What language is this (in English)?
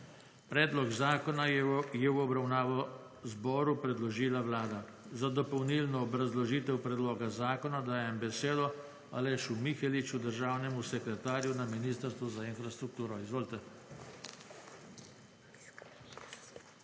Slovenian